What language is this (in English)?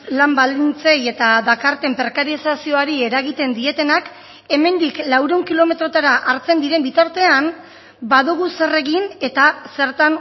Basque